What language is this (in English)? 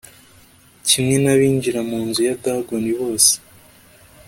Kinyarwanda